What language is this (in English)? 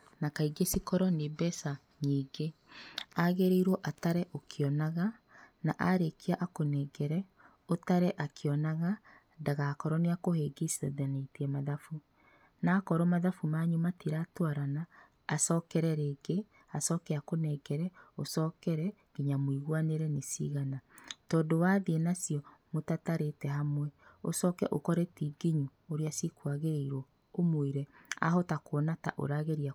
Kikuyu